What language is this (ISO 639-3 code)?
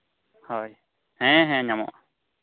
sat